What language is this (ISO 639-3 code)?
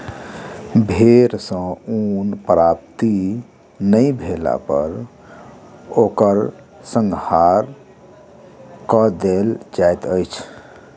mai